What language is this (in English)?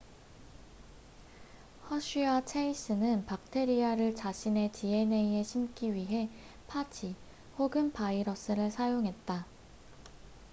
Korean